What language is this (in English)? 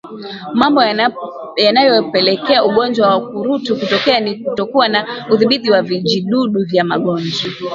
Swahili